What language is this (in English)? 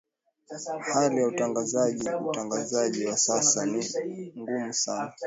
Swahili